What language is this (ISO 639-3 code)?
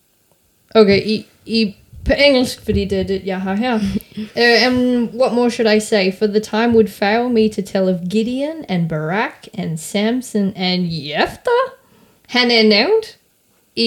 dan